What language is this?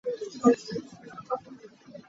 Hakha Chin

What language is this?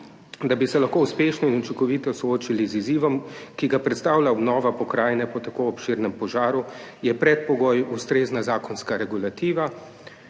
Slovenian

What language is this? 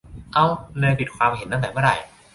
Thai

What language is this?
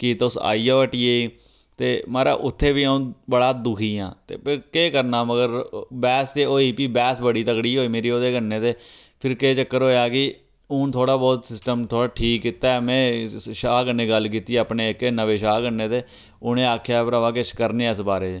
Dogri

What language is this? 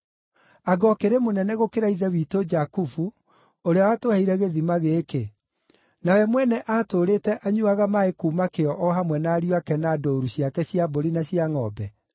Kikuyu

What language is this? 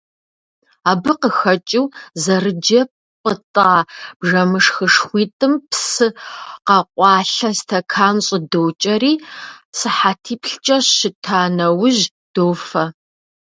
Kabardian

